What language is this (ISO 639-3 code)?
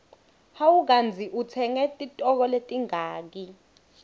ssw